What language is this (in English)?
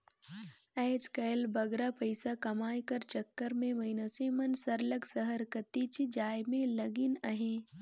Chhattisgarhi